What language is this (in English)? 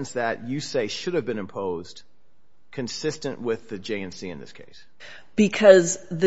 English